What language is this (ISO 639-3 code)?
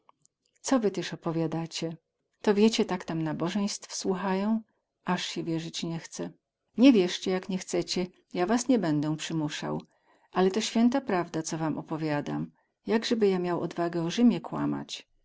pol